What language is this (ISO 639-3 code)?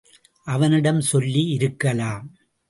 tam